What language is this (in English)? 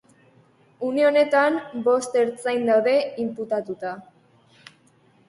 Basque